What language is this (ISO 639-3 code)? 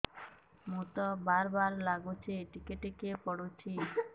ori